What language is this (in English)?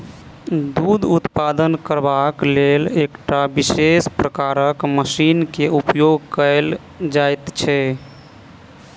Maithili